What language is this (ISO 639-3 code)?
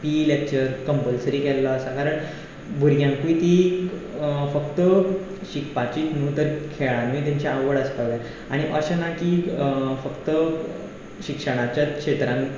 kok